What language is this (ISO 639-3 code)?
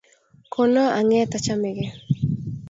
kln